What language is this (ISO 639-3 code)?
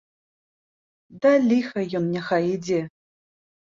bel